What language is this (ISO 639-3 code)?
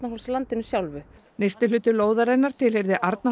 isl